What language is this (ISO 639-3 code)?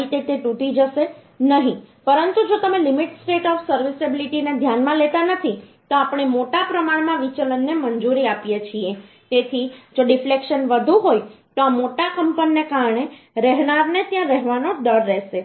guj